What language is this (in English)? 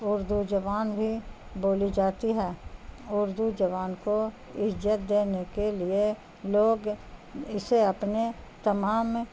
Urdu